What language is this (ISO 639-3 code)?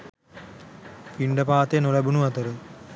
sin